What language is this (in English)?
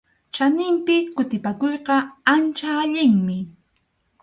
Arequipa-La Unión Quechua